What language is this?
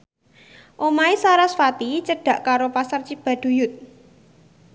Javanese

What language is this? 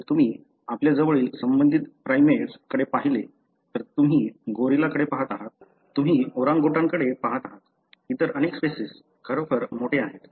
Marathi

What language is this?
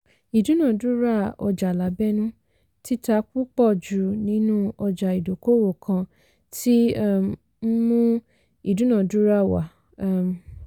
Yoruba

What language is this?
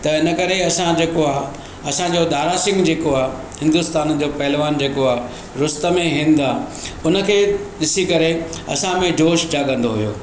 Sindhi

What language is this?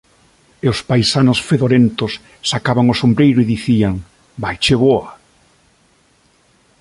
Galician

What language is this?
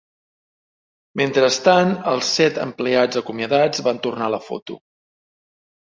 Catalan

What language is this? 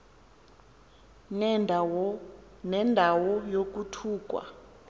Xhosa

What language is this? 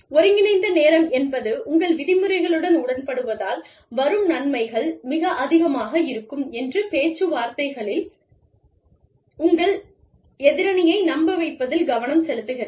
Tamil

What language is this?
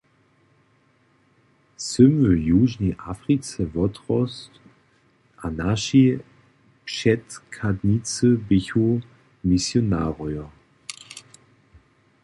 Upper Sorbian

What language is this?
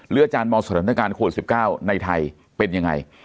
Thai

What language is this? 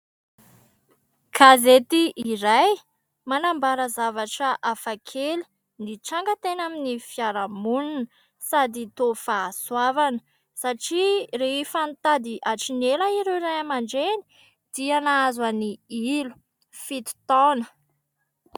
Malagasy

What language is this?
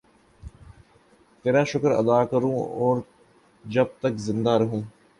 Urdu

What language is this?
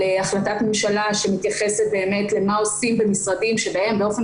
Hebrew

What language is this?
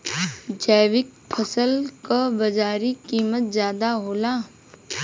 Bhojpuri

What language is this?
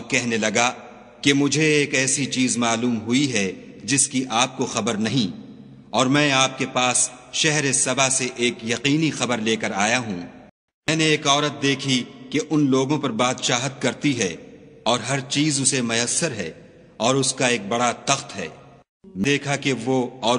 Arabic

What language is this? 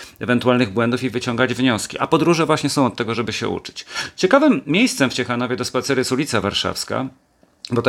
Polish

